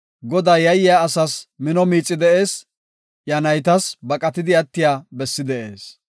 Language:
Gofa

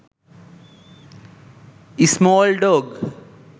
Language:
Sinhala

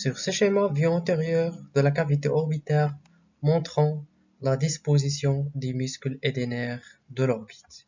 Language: French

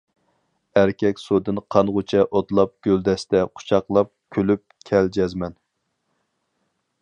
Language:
Uyghur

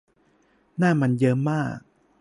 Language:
Thai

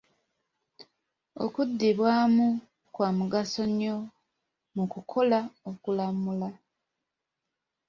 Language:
Ganda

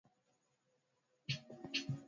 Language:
Swahili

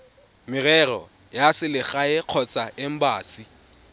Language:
Tswana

